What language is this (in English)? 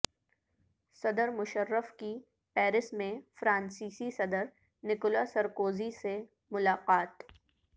Urdu